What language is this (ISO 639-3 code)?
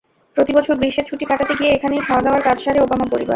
ben